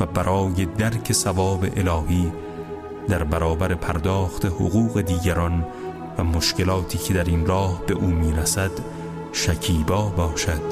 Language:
Persian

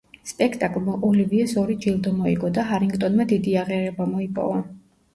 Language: Georgian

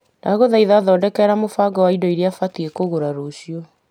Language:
Kikuyu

